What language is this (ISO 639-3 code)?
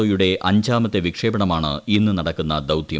mal